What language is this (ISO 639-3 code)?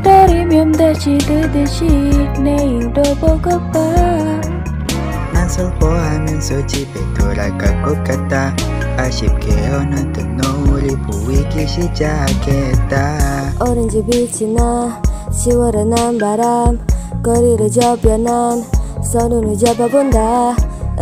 kor